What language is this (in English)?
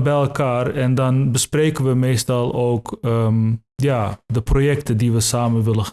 Dutch